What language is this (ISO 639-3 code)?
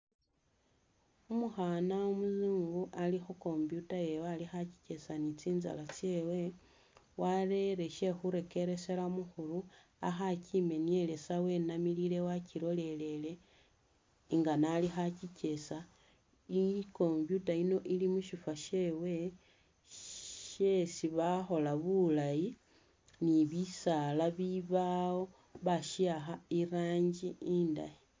myx